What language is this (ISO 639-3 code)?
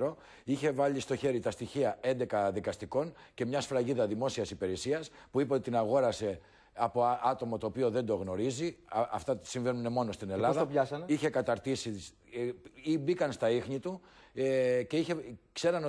ell